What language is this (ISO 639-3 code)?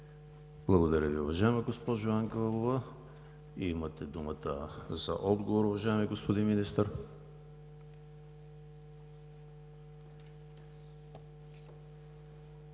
bul